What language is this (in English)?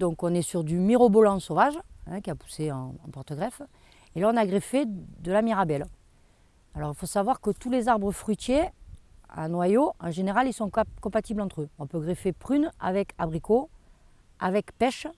French